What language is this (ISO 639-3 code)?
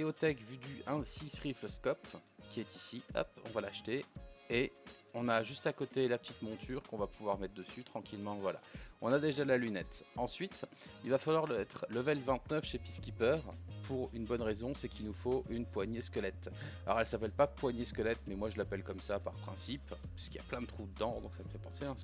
fra